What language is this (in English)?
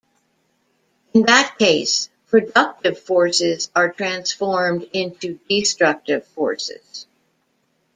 English